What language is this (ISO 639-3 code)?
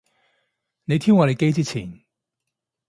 yue